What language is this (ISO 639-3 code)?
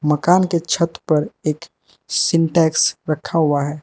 hin